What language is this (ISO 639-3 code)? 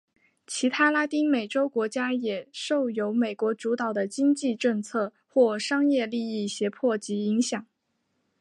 zho